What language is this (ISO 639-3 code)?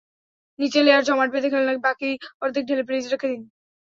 ben